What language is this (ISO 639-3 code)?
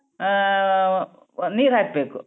kan